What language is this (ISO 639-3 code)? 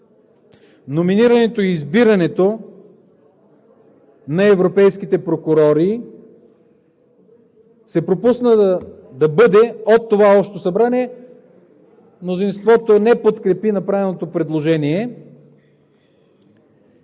bul